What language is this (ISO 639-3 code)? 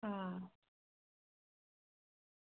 doi